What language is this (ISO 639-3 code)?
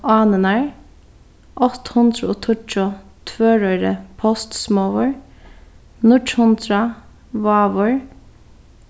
fao